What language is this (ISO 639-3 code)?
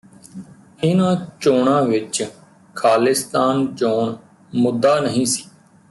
pan